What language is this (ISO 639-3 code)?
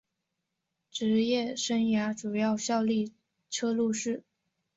zho